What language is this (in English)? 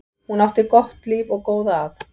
Icelandic